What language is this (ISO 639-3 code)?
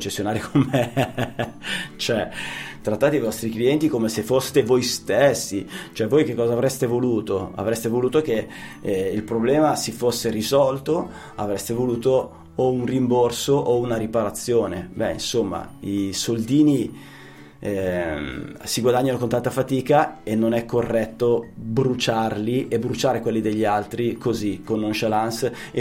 ita